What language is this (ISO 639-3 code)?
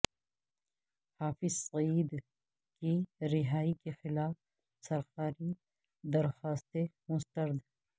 urd